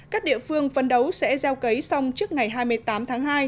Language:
Vietnamese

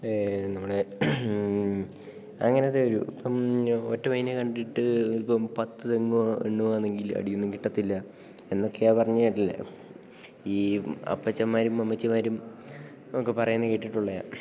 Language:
Malayalam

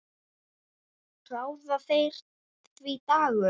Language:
Icelandic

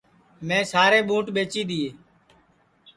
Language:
Sansi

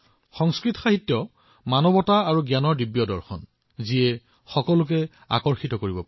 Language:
Assamese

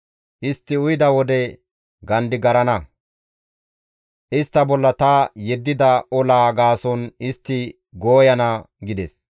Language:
Gamo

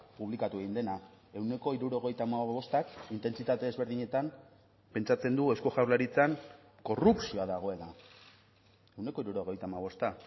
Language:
Basque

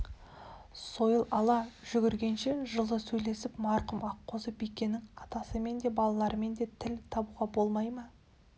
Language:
Kazakh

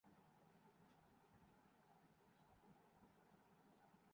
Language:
Urdu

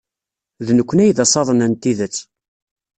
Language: Kabyle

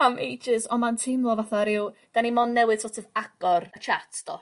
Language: Welsh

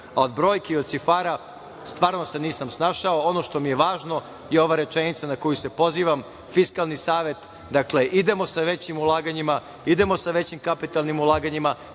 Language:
Serbian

